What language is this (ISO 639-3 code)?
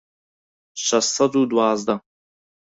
ckb